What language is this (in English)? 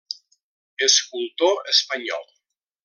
Catalan